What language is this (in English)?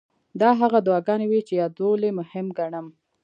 Pashto